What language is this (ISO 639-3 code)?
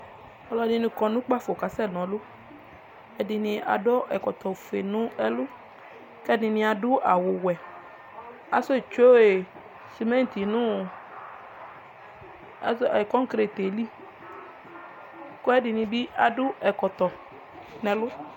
kpo